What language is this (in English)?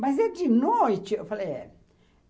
Portuguese